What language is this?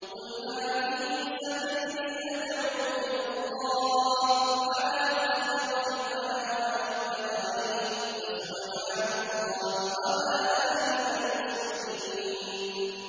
Arabic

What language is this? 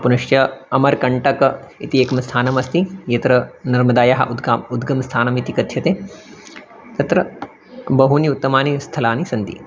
Sanskrit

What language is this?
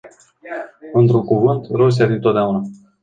Romanian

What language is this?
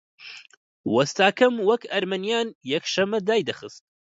Central Kurdish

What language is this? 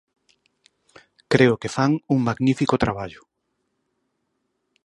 Galician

